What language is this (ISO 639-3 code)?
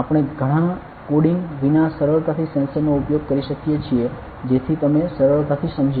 guj